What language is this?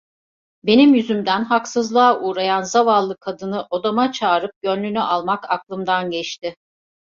Turkish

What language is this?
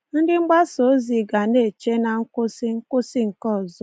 Igbo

